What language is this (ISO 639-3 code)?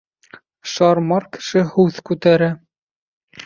bak